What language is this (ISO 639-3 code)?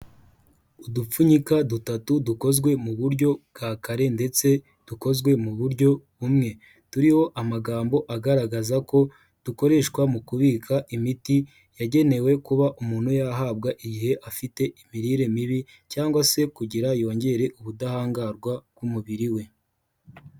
kin